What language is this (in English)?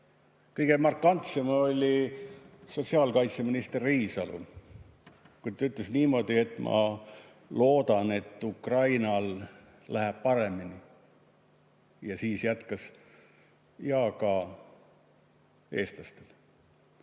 Estonian